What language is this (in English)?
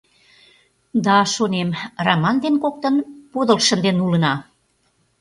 Mari